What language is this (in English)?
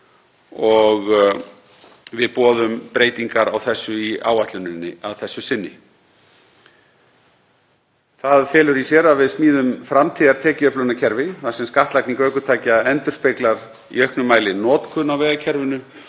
Icelandic